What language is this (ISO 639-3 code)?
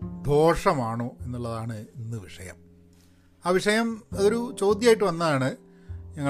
mal